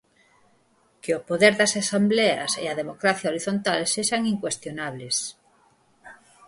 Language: Galician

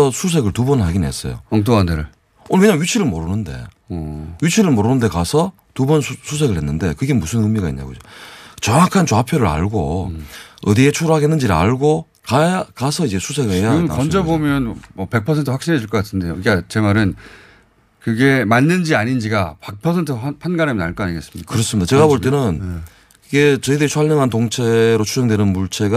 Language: Korean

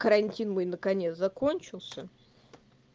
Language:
Russian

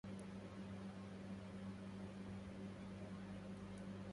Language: Arabic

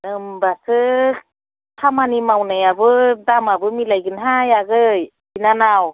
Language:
Bodo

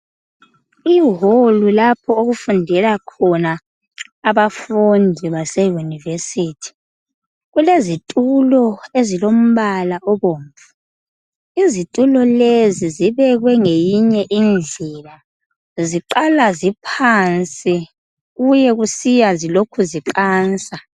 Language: North Ndebele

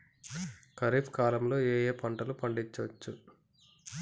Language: Telugu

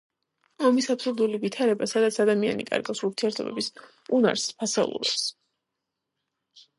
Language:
Georgian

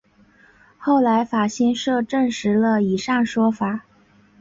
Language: Chinese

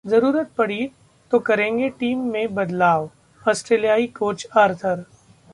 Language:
Hindi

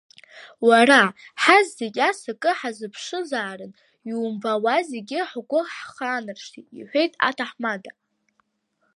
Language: Abkhazian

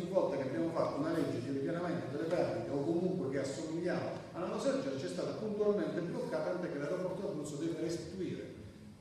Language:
Italian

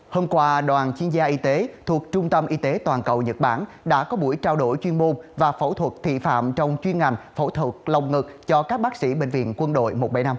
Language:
Vietnamese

